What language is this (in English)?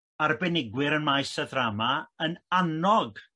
Welsh